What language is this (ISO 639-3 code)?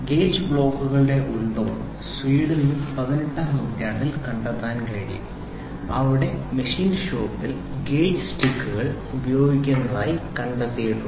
mal